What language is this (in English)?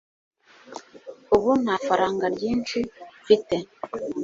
Kinyarwanda